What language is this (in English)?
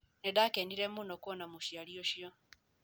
Kikuyu